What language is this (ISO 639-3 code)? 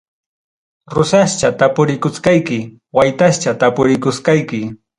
quy